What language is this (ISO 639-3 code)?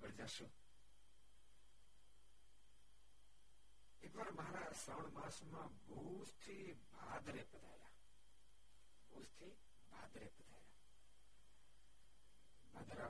guj